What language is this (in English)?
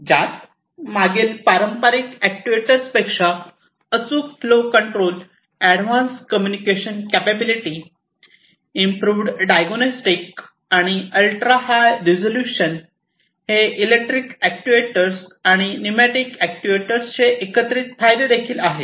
Marathi